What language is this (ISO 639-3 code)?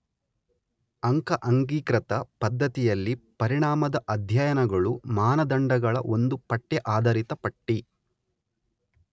kan